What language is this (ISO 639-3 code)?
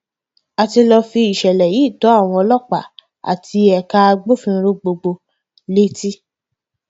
yor